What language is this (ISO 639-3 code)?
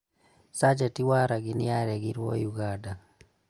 kik